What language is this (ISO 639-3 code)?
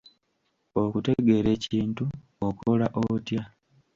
lug